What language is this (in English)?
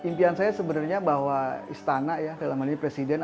Indonesian